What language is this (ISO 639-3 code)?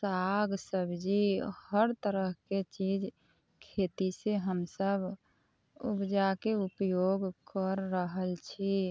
mai